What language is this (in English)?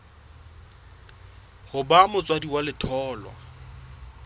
Southern Sotho